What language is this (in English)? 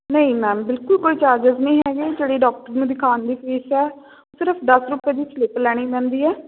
Punjabi